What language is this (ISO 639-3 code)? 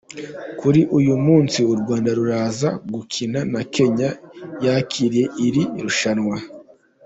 kin